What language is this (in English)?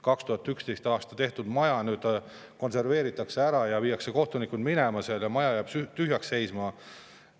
Estonian